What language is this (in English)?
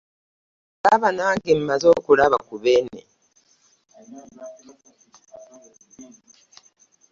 Ganda